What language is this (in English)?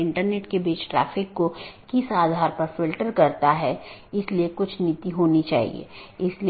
Hindi